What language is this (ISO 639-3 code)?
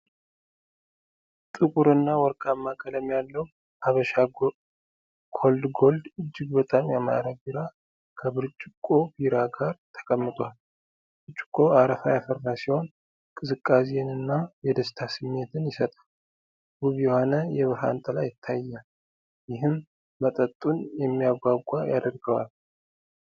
amh